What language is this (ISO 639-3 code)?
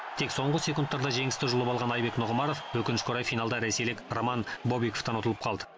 kaz